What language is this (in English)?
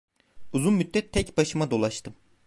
Turkish